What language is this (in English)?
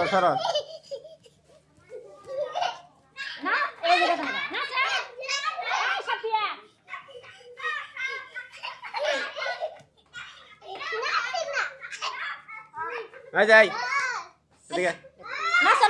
Bangla